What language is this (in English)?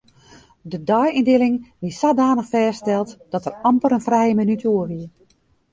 Western Frisian